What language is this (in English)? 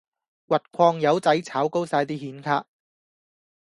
Cantonese